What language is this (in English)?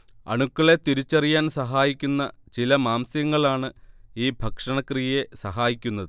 Malayalam